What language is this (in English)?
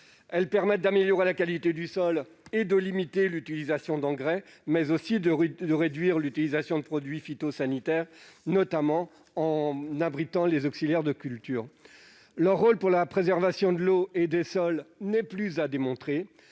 French